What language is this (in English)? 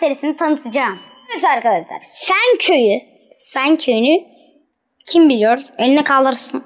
Turkish